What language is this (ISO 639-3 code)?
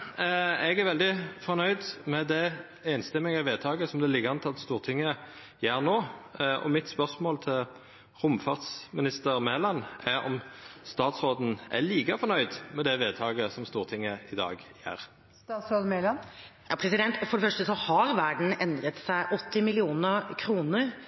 nor